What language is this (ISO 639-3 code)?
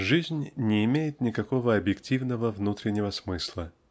rus